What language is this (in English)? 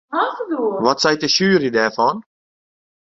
Western Frisian